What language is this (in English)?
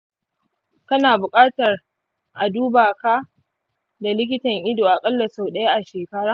Hausa